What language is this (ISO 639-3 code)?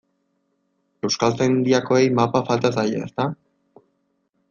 eus